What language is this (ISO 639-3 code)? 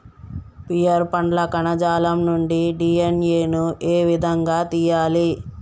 tel